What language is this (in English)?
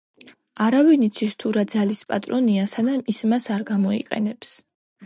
Georgian